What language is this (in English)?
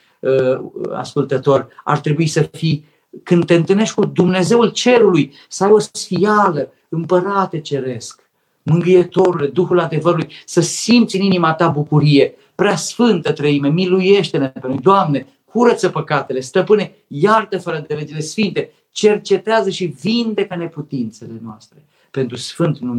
Romanian